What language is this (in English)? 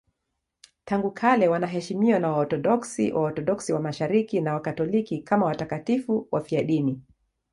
Swahili